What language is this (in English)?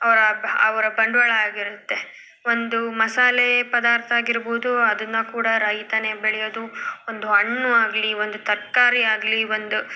Kannada